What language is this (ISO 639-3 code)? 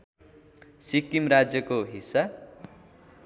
nep